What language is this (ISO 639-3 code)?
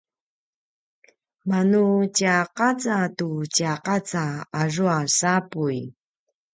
pwn